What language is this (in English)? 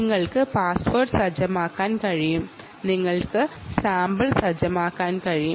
Malayalam